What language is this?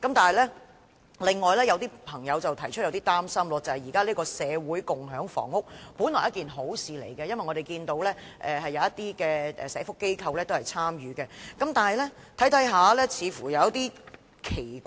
Cantonese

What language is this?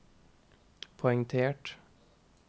Norwegian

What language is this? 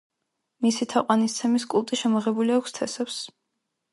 Georgian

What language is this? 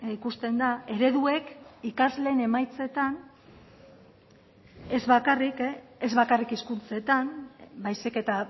Basque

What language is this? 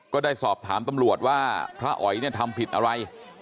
Thai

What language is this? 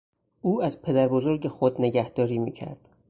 Persian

